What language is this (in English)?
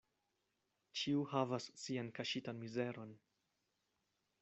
Esperanto